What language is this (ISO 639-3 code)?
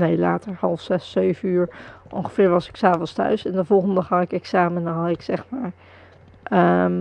nld